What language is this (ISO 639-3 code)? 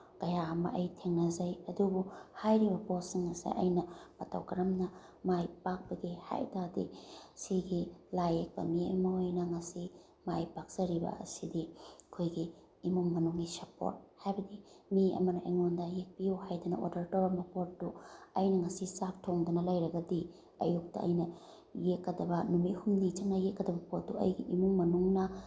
mni